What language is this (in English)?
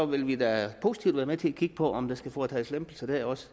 Danish